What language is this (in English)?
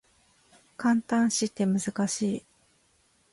Japanese